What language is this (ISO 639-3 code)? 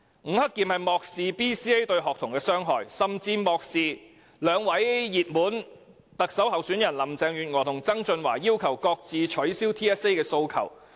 yue